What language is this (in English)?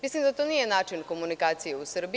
Serbian